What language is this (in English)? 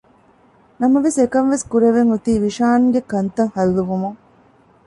Divehi